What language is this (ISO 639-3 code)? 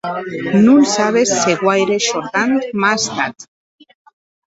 oci